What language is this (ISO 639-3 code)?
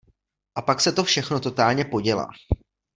ces